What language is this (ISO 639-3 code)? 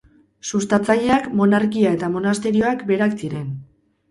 eus